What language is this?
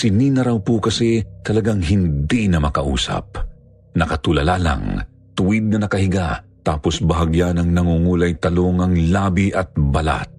Filipino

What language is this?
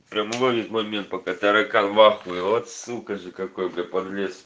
Russian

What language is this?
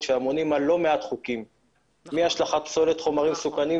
Hebrew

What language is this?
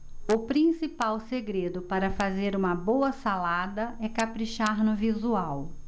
Portuguese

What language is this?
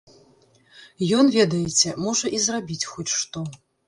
Belarusian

